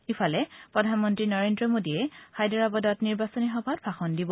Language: Assamese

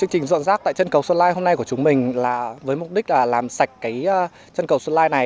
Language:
Vietnamese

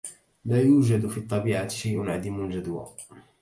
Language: Arabic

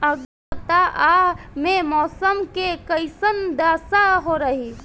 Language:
Bhojpuri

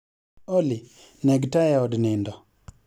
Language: Luo (Kenya and Tanzania)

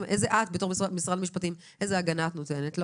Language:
Hebrew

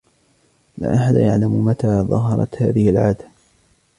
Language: Arabic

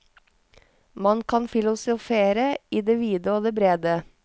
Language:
Norwegian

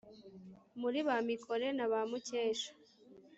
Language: Kinyarwanda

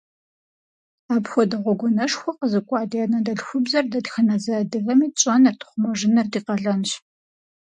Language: Kabardian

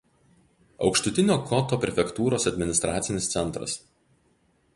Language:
Lithuanian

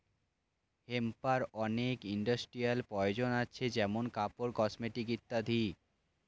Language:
Bangla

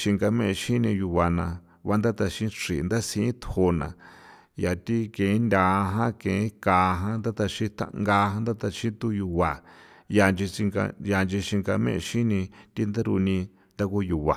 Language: San Felipe Otlaltepec Popoloca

